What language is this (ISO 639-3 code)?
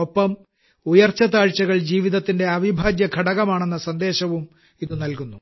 mal